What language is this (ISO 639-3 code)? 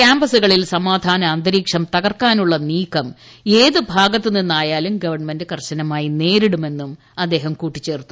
mal